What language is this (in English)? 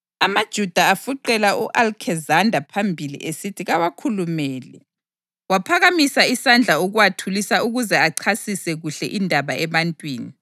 North Ndebele